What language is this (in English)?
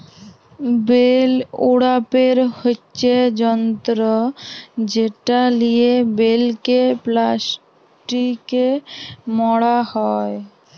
Bangla